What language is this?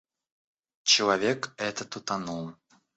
Russian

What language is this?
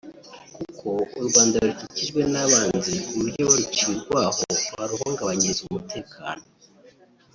Kinyarwanda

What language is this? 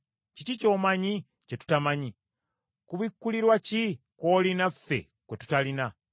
Ganda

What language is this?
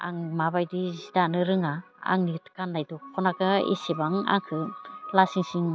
Bodo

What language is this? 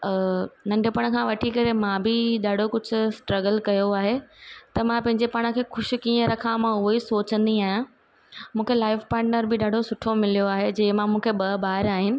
Sindhi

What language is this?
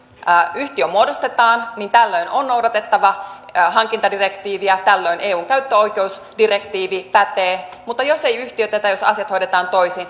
Finnish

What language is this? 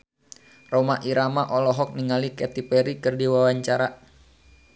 Sundanese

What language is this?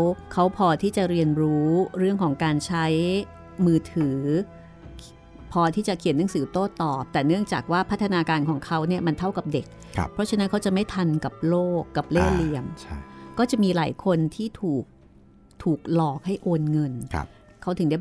Thai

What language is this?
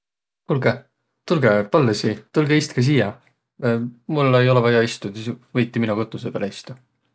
Võro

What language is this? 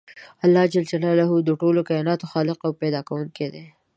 Pashto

